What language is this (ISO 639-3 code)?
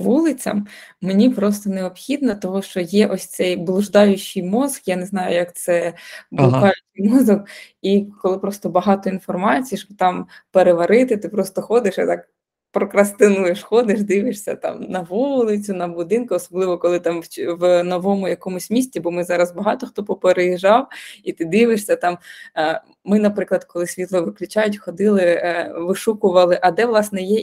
ukr